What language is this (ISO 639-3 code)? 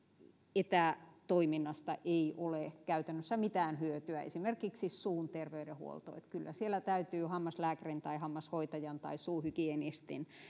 fin